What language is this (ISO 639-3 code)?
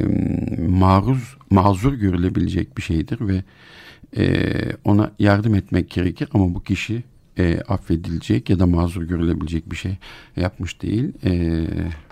tur